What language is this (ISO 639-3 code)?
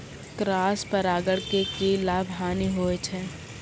mai